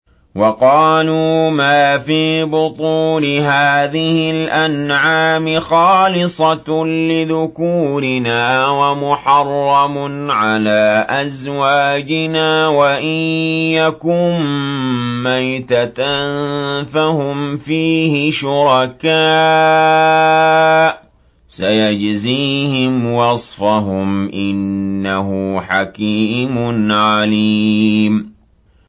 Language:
Arabic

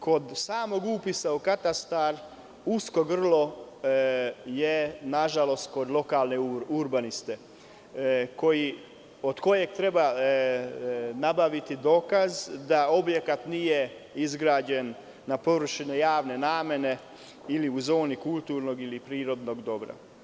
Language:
Serbian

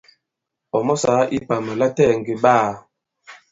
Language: Bankon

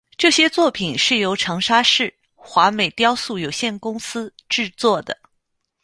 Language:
Chinese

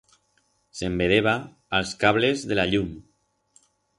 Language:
Aragonese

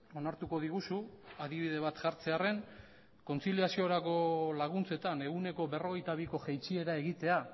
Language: Basque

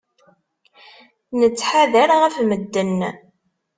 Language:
Kabyle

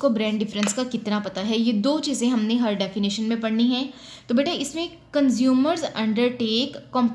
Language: Hindi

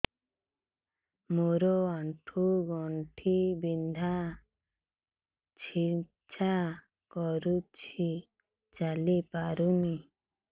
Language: Odia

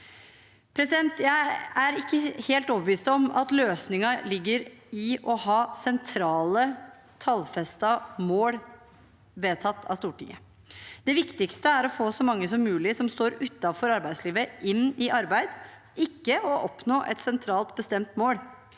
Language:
Norwegian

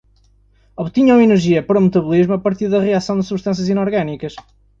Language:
Portuguese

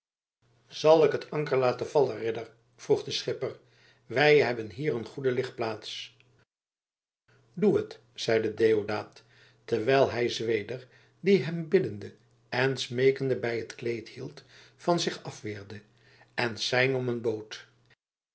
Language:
Dutch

